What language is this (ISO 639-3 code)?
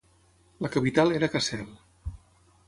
cat